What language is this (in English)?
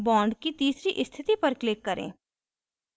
Hindi